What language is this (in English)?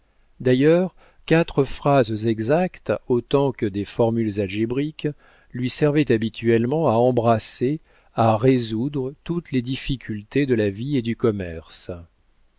French